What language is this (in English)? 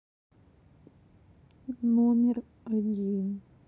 Russian